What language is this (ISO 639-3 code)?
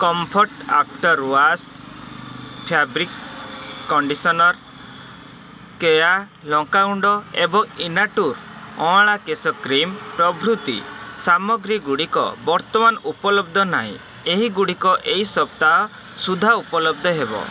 ori